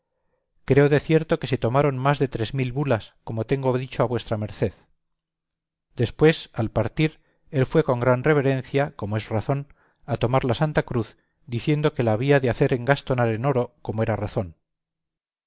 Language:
Spanish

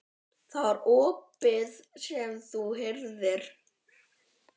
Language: Icelandic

